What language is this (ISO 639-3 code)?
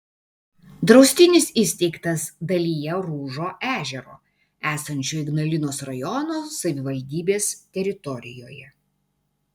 lit